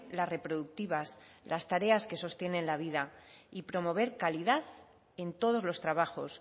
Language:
Spanish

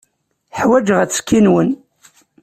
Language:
Kabyle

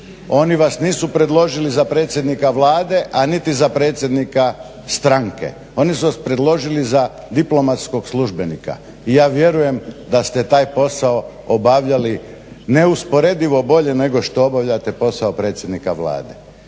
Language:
Croatian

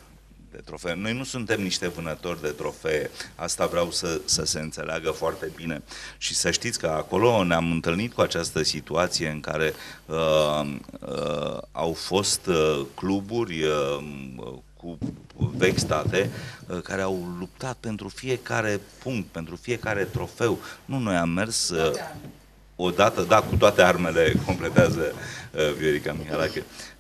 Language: Romanian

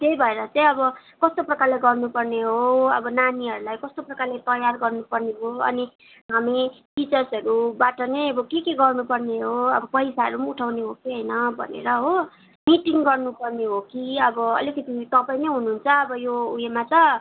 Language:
Nepali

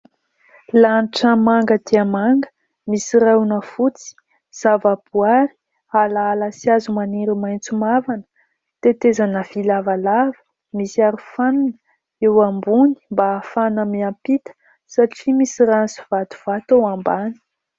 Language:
Malagasy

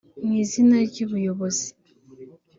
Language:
Kinyarwanda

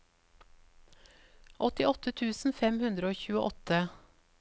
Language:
Norwegian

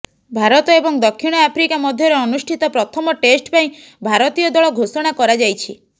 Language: Odia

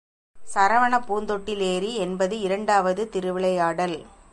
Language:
Tamil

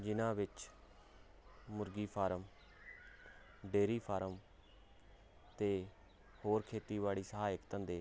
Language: Punjabi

